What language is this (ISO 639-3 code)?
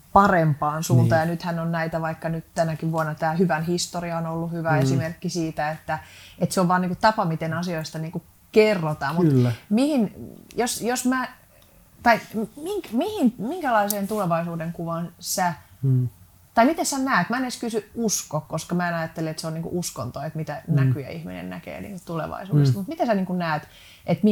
fin